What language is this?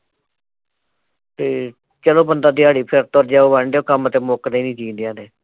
Punjabi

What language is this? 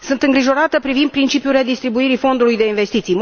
Romanian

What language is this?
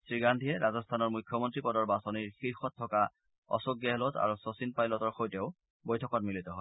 Assamese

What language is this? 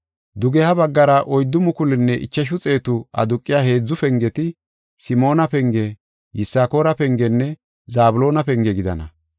Gofa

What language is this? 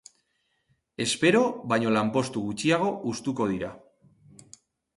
Basque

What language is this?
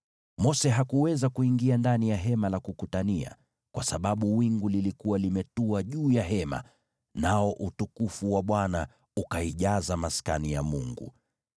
Swahili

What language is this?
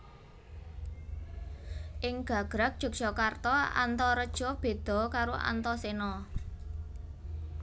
Javanese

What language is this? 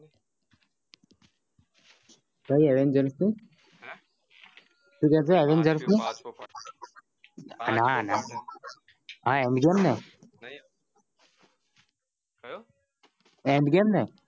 Gujarati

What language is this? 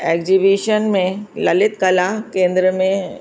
Sindhi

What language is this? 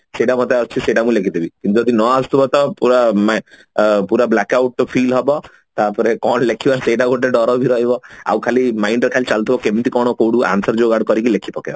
Odia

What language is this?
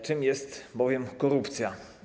Polish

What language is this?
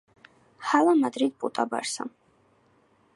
Georgian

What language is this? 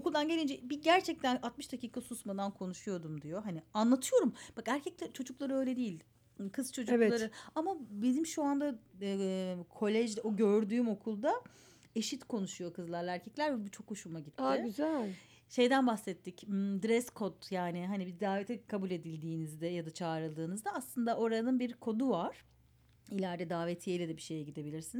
Turkish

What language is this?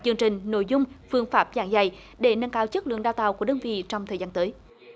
Vietnamese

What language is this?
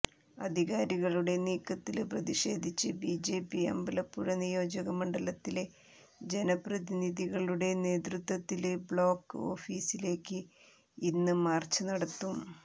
Malayalam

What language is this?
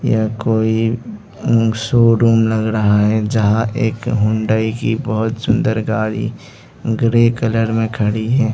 Hindi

